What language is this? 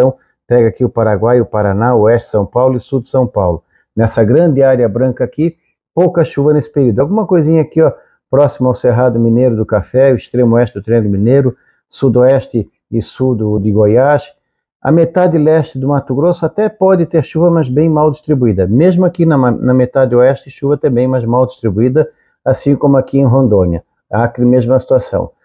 Portuguese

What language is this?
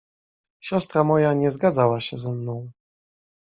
Polish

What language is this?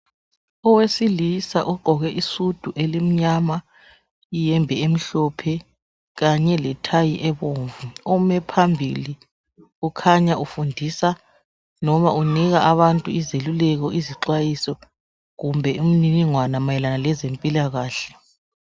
North Ndebele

